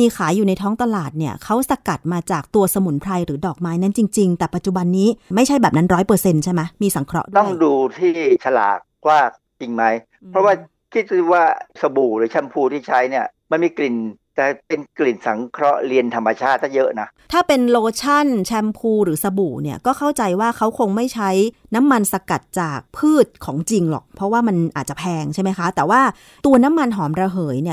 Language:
Thai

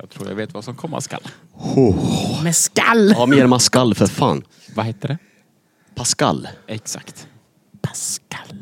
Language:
Swedish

